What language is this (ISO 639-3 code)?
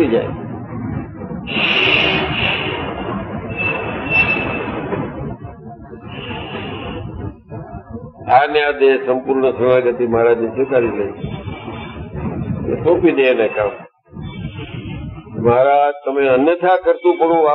ron